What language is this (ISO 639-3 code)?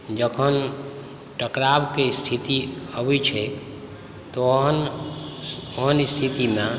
mai